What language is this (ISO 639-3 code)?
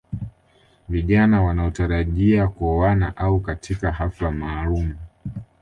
swa